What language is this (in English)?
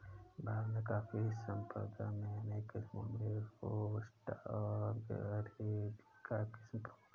Hindi